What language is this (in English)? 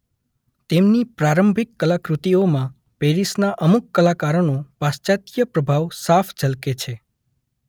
Gujarati